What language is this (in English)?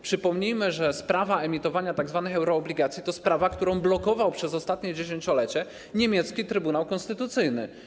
Polish